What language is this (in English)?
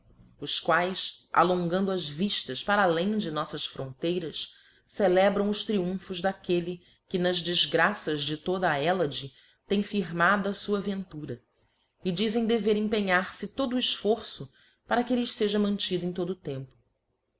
Portuguese